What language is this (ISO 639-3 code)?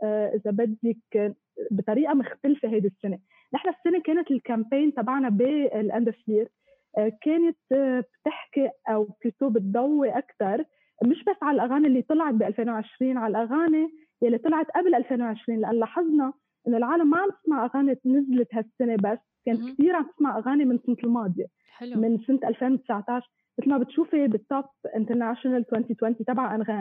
ara